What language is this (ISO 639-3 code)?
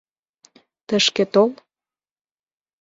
chm